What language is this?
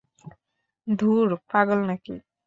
Bangla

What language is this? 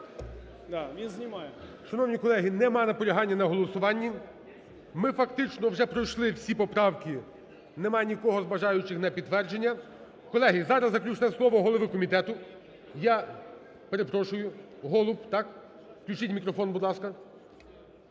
Ukrainian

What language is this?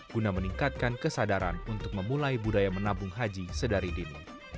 Indonesian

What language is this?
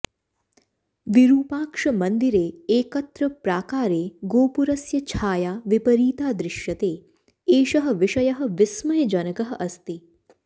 Sanskrit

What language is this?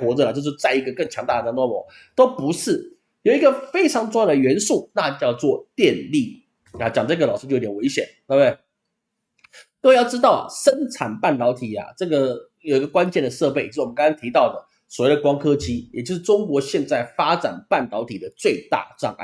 Chinese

